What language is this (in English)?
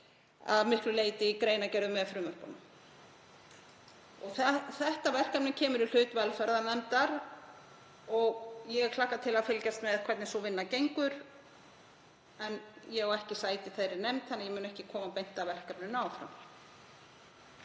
Icelandic